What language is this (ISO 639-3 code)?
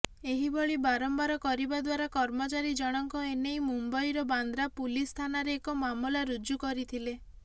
ori